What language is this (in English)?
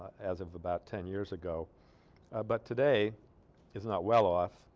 English